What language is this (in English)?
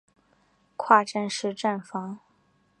Chinese